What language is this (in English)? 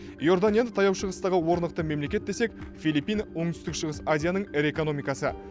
Kazakh